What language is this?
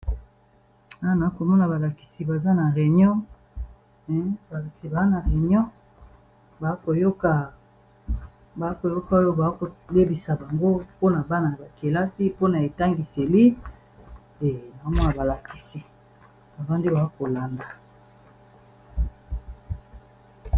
Lingala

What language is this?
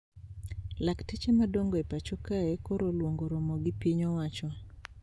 Luo (Kenya and Tanzania)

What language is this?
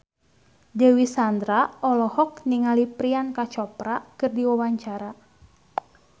Sundanese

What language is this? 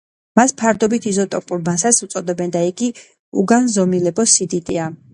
Georgian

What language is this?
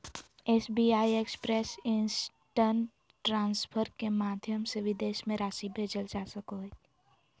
Magahi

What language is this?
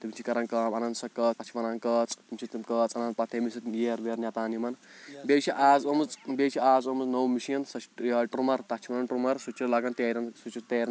Kashmiri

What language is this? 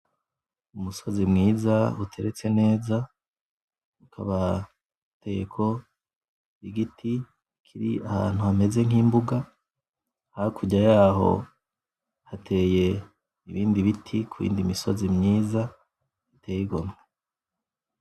Rundi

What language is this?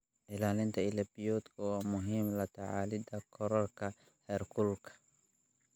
Somali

